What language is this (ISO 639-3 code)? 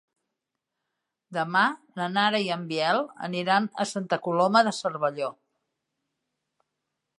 cat